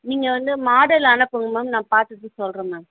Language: Tamil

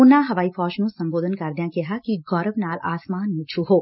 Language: Punjabi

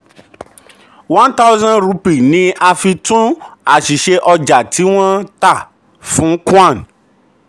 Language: Yoruba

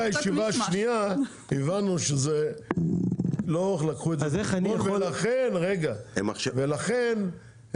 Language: Hebrew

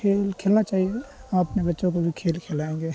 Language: Urdu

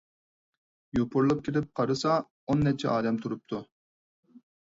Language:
Uyghur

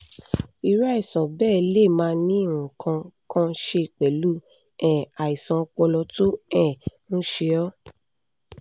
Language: Yoruba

